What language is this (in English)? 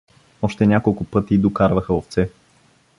Bulgarian